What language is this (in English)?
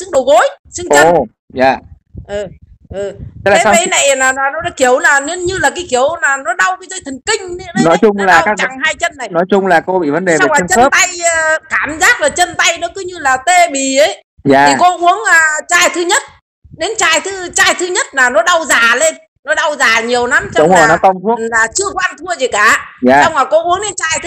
Vietnamese